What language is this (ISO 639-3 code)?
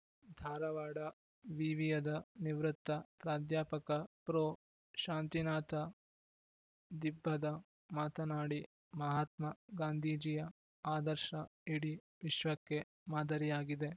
kan